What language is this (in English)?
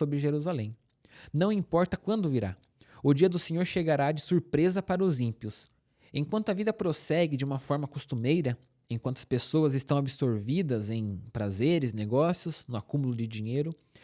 Portuguese